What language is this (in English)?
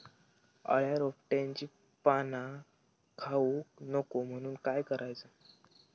Marathi